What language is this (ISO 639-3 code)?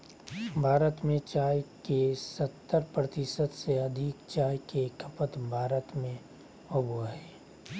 mag